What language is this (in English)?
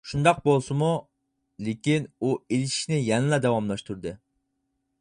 Uyghur